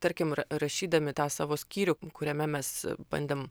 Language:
Lithuanian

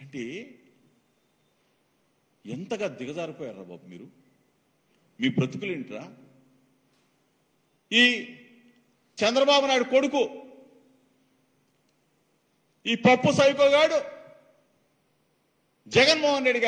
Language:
Arabic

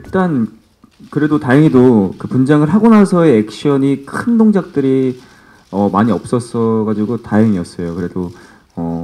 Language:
Korean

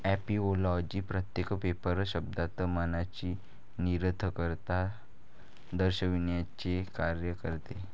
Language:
Marathi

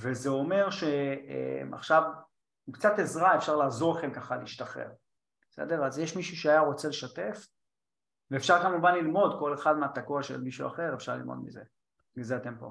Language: Hebrew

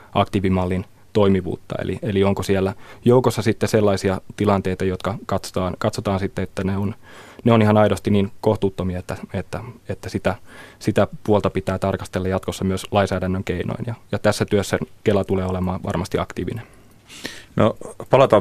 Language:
Finnish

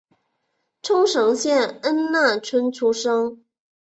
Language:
Chinese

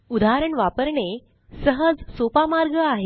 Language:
Marathi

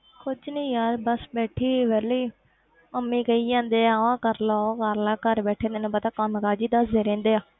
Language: Punjabi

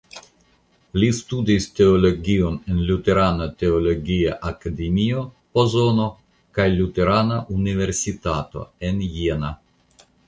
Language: Esperanto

